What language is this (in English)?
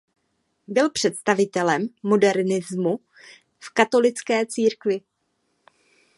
Czech